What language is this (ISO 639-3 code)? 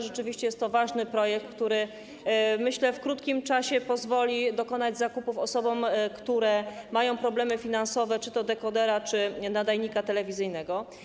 pol